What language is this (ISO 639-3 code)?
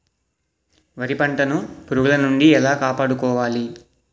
tel